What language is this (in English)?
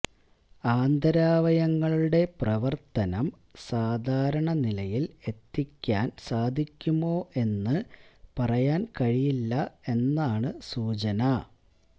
Malayalam